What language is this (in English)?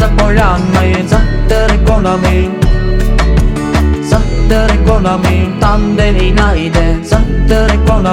Ukrainian